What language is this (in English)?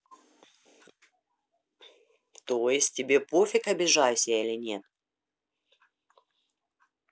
Russian